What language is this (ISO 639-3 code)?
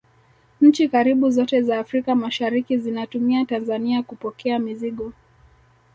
swa